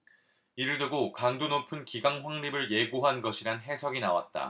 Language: Korean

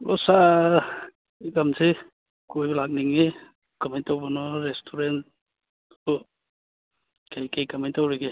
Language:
Manipuri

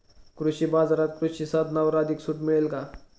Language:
Marathi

